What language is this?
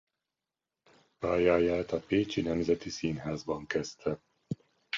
Hungarian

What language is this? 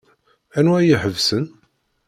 Kabyle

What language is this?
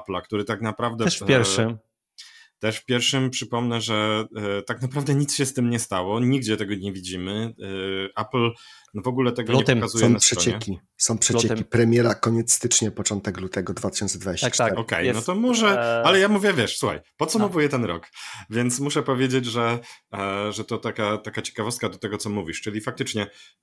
Polish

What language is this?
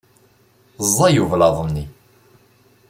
Kabyle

